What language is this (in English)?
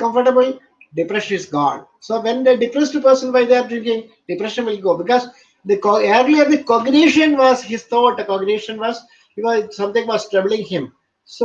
English